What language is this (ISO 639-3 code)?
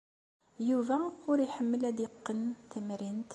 kab